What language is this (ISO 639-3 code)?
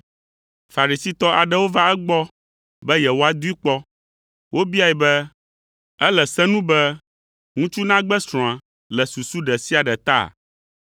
ewe